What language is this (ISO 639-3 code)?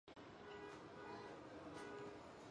zho